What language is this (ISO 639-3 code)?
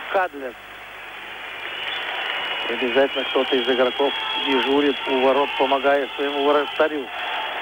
rus